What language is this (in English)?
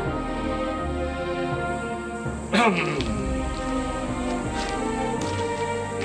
Korean